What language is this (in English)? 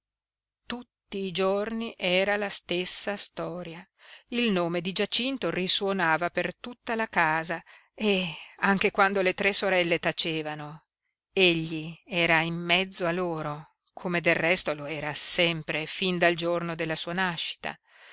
Italian